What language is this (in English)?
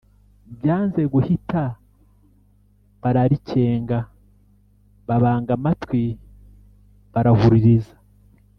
Kinyarwanda